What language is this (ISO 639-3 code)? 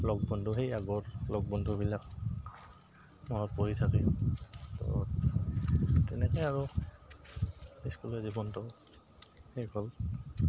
asm